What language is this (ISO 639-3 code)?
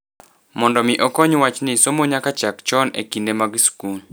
luo